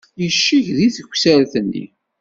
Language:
Kabyle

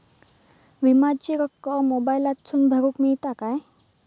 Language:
Marathi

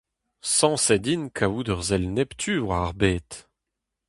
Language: Breton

